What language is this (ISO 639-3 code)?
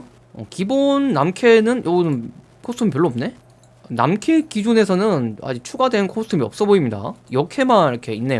kor